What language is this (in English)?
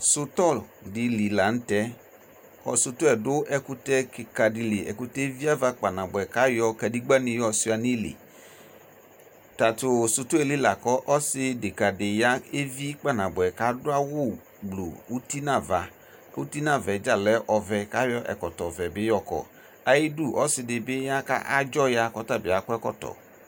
Ikposo